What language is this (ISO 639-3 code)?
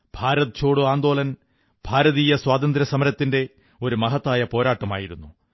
mal